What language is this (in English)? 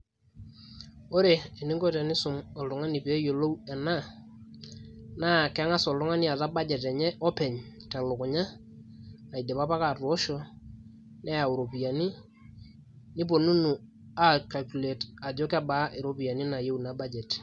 Masai